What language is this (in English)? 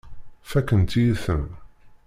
Kabyle